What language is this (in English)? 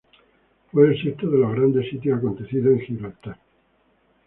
Spanish